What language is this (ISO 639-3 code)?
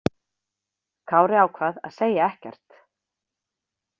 isl